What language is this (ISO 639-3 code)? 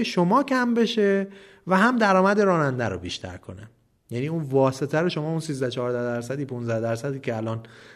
fas